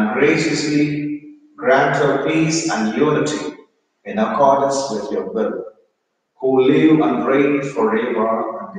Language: English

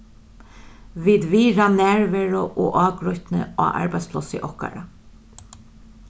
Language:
Faroese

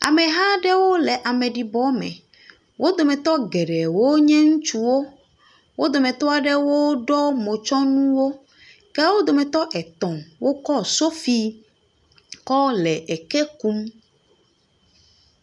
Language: Ewe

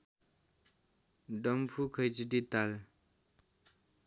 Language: Nepali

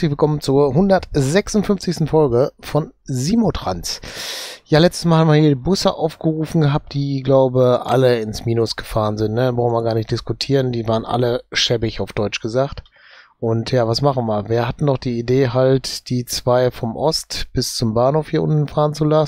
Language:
German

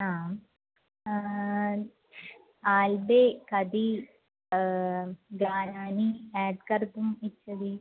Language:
Sanskrit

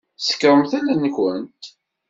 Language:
Kabyle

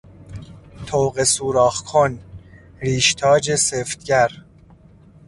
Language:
Persian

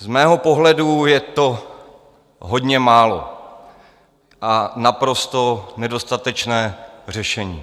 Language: Czech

